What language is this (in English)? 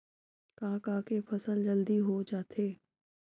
Chhattisgarhi